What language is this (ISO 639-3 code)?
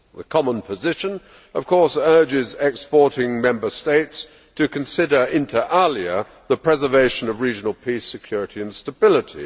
eng